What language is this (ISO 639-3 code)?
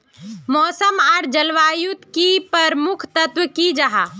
mag